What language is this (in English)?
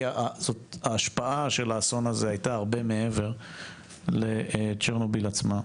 Hebrew